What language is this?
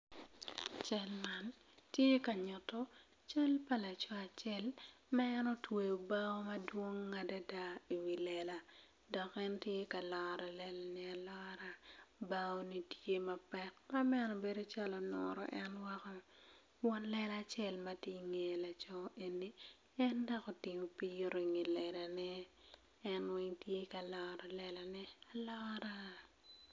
Acoli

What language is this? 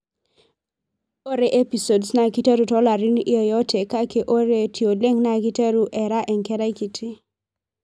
Masai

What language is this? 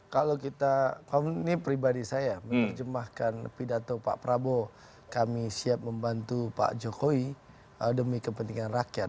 Indonesian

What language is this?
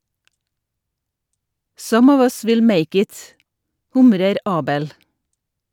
Norwegian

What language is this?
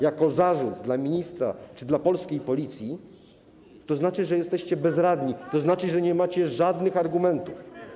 Polish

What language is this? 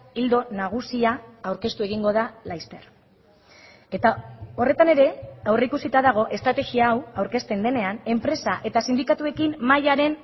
Basque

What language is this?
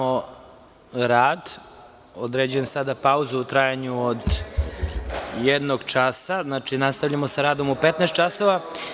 Serbian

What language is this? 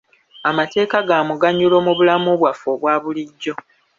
Ganda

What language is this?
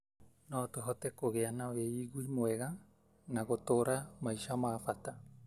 Kikuyu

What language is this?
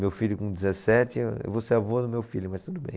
Portuguese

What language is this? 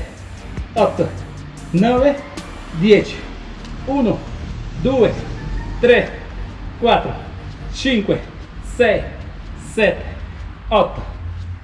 Spanish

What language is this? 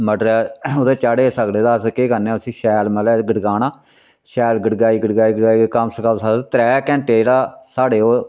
Dogri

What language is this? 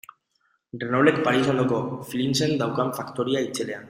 Basque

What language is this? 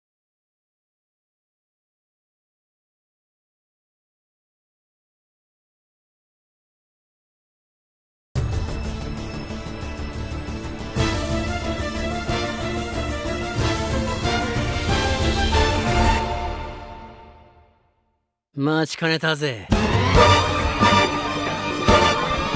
Japanese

